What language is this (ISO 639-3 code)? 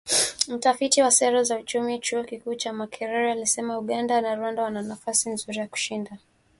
swa